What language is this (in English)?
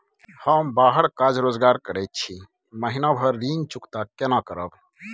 Maithili